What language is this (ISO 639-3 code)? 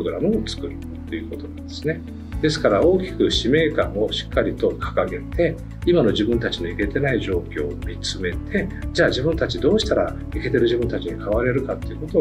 jpn